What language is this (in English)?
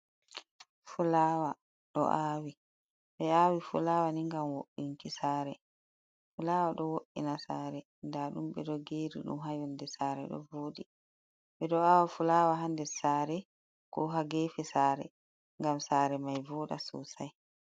Fula